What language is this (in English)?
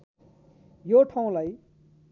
Nepali